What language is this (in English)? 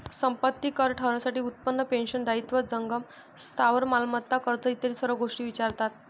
Marathi